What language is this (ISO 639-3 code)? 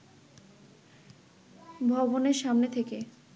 ben